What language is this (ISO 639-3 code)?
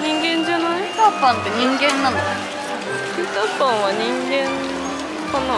jpn